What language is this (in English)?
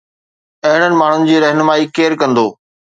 Sindhi